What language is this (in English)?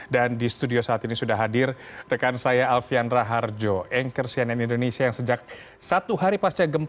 Indonesian